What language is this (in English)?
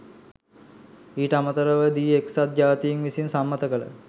Sinhala